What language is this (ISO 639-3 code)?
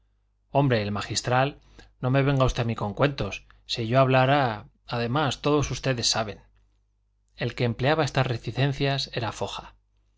spa